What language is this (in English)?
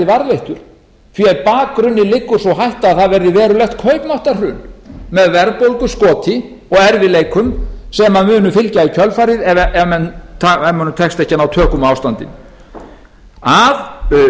Icelandic